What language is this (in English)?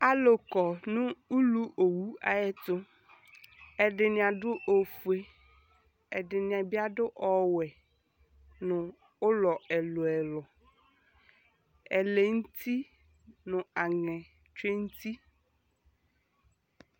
Ikposo